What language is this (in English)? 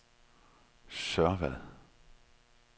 Danish